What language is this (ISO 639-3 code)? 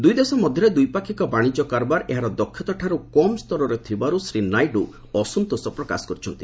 ori